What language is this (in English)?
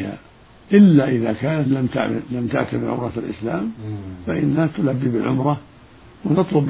Arabic